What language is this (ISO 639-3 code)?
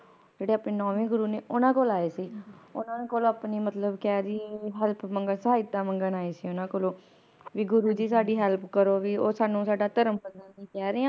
pan